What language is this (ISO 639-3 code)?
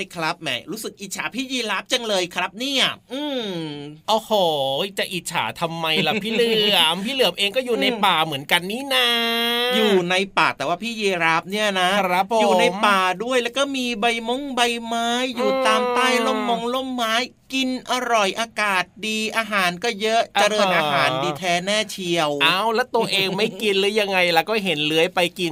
tha